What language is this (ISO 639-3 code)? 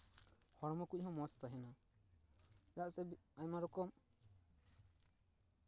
sat